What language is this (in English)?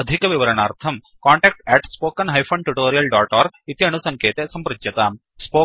Sanskrit